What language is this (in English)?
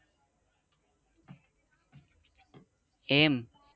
Gujarati